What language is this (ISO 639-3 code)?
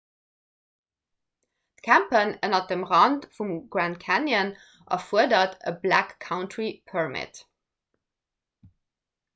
ltz